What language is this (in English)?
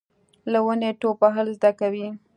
Pashto